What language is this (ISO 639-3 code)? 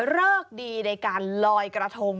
tha